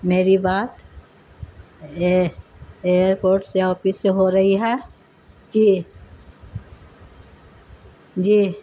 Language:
Urdu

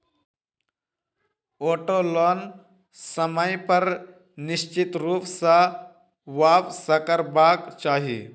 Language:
Maithili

